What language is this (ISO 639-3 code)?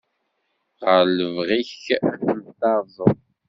kab